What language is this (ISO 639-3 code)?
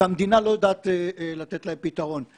heb